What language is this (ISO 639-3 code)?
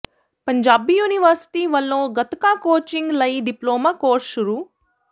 pan